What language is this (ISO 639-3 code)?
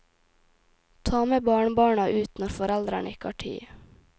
nor